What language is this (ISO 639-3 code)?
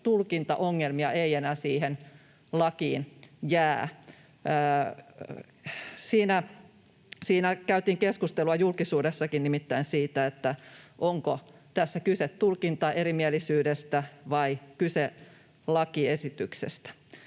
fin